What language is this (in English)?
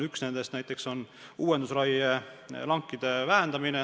Estonian